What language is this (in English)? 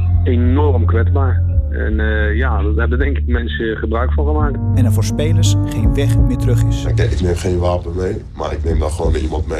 Dutch